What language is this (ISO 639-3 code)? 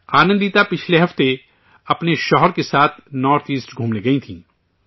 urd